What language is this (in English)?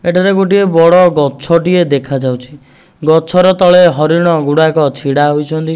Odia